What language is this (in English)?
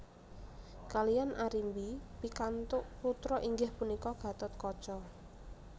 Javanese